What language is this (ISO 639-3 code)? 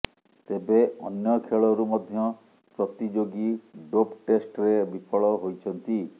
ori